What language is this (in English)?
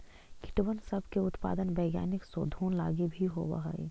Magahi